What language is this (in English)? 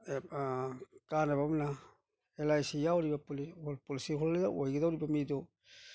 Manipuri